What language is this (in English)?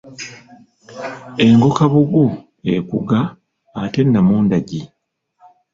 Ganda